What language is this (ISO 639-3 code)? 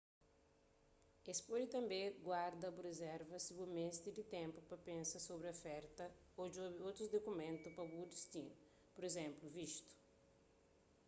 kea